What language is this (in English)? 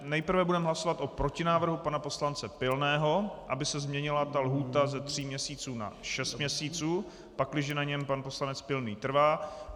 Czech